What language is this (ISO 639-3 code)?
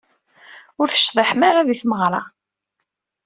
kab